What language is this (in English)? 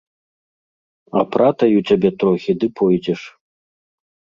Belarusian